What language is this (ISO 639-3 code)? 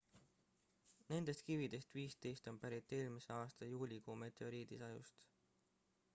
est